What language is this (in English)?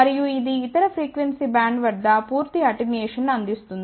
Telugu